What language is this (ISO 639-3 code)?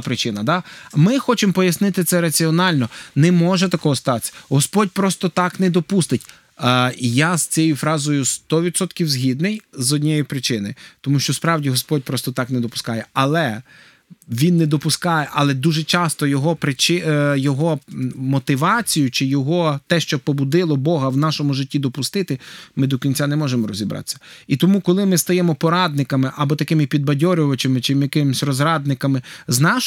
ukr